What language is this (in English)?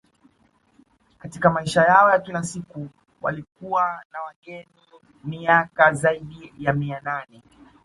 Swahili